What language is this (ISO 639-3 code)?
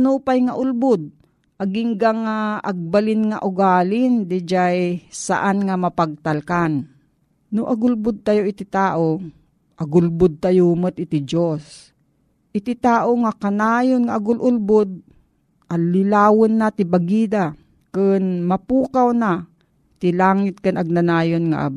fil